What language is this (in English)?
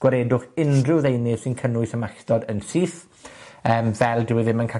Welsh